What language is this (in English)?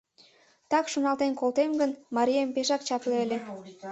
Mari